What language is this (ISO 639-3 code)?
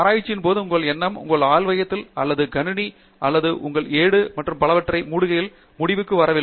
tam